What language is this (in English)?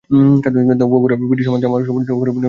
Bangla